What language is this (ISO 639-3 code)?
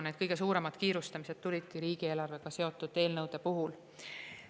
est